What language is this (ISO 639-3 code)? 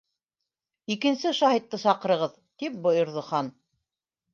bak